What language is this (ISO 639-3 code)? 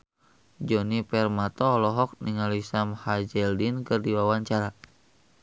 sun